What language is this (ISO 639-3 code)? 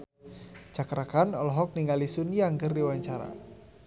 sun